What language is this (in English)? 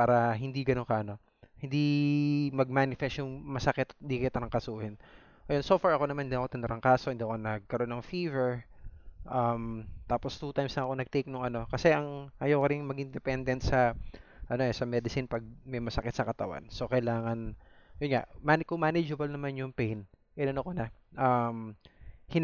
Filipino